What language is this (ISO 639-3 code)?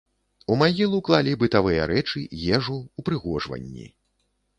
bel